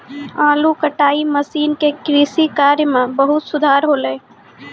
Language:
Maithili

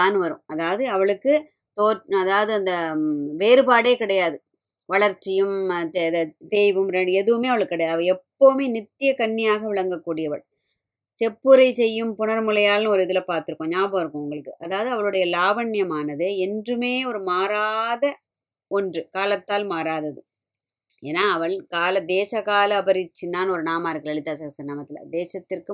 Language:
Tamil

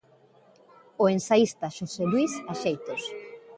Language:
Galician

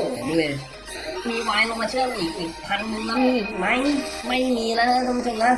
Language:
Thai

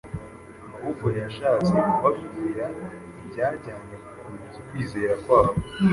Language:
Kinyarwanda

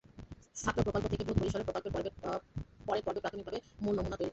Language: Bangla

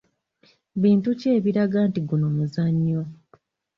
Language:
Ganda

